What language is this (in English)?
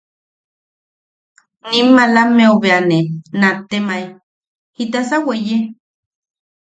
Yaqui